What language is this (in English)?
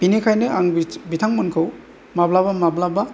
Bodo